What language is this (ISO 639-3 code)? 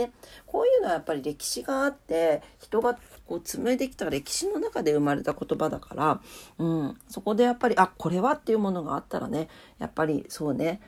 jpn